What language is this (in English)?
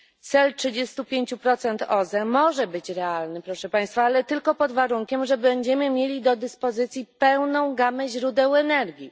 Polish